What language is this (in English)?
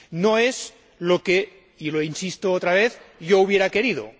Spanish